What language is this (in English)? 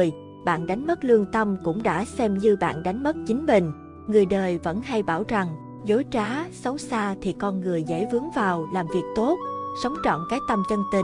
Vietnamese